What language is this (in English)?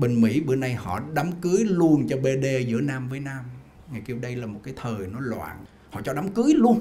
Vietnamese